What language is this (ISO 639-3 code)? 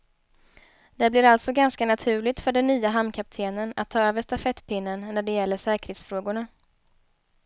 swe